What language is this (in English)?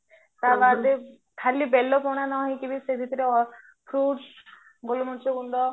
Odia